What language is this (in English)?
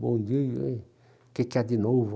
Portuguese